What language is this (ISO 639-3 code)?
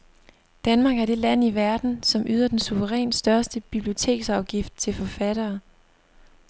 dan